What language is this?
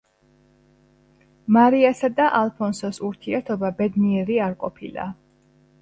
Georgian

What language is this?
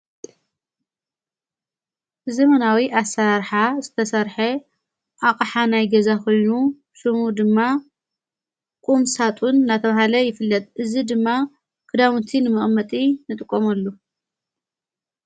Tigrinya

